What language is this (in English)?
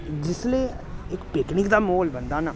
Dogri